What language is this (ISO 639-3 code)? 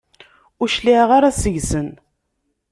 kab